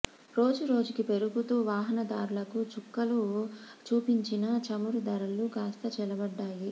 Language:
Telugu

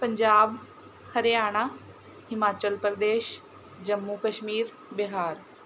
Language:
Punjabi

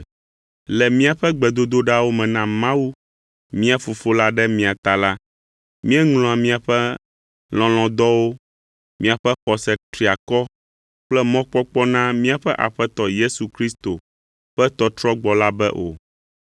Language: Ewe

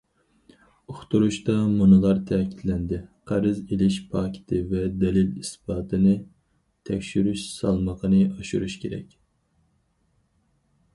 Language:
Uyghur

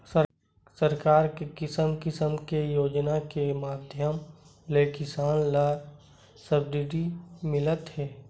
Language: Chhattisgarhi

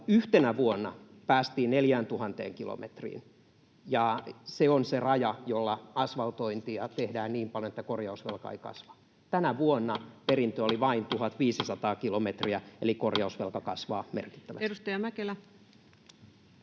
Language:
Finnish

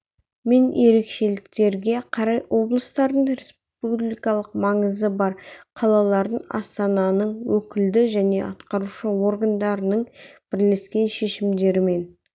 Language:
Kazakh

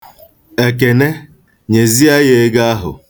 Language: Igbo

